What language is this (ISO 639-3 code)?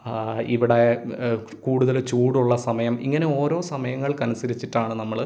mal